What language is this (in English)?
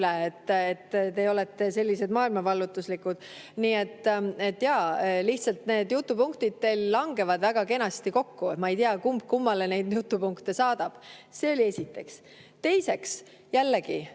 Estonian